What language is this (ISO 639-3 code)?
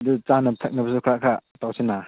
mni